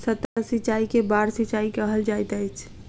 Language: Maithili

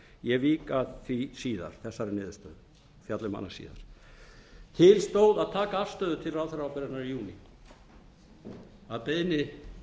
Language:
Icelandic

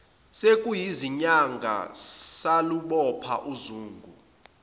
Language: Zulu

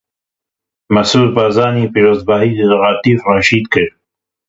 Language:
Kurdish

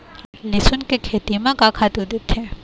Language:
Chhattisgarhi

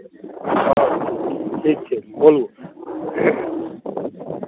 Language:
Maithili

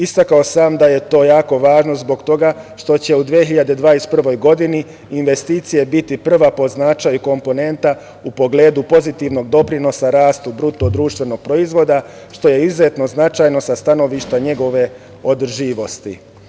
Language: Serbian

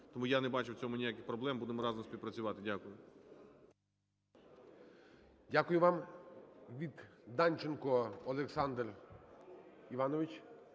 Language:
Ukrainian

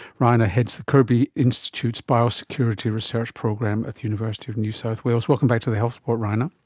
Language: English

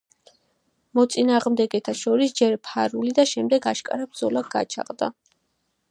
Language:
Georgian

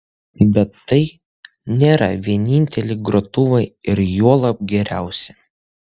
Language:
Lithuanian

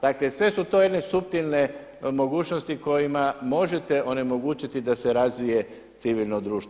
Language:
Croatian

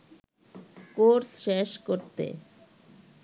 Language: Bangla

